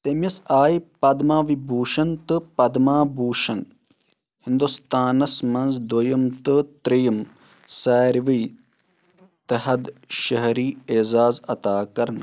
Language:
Kashmiri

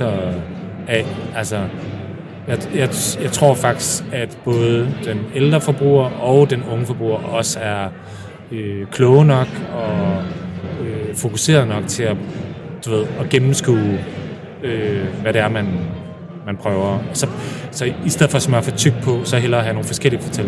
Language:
Danish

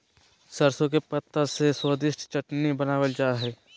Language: Magahi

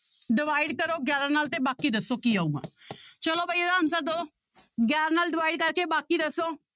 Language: Punjabi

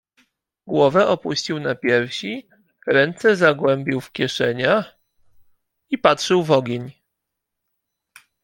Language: Polish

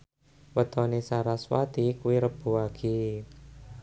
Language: Javanese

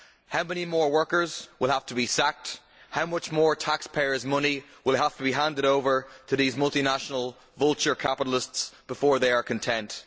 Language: English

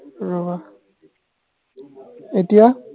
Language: Assamese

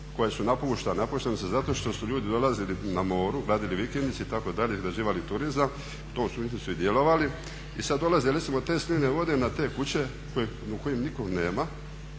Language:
Croatian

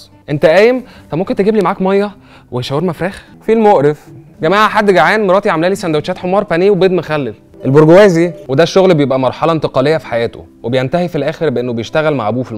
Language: Arabic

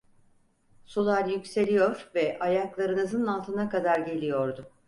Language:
Turkish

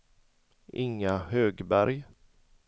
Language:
Swedish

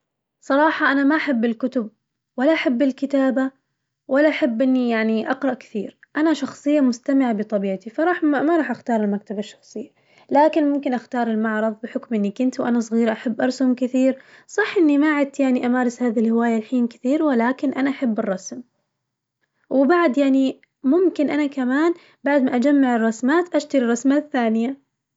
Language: Najdi Arabic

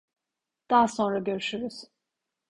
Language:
Turkish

